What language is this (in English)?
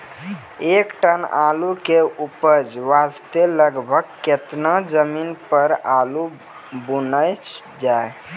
Maithili